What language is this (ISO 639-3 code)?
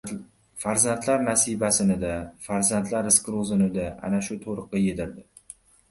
uzb